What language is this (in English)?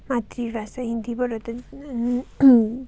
Nepali